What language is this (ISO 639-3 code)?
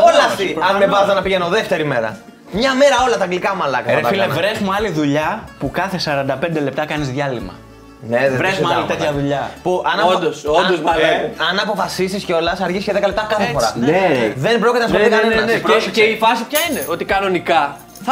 ell